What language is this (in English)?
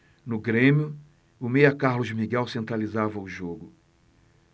Portuguese